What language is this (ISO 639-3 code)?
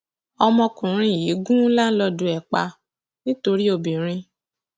yor